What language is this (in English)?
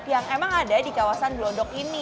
Indonesian